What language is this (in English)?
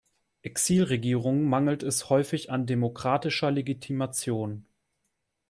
German